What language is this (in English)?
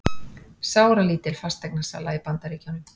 Icelandic